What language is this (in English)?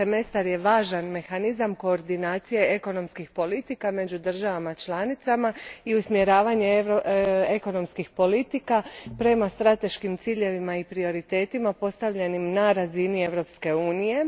Croatian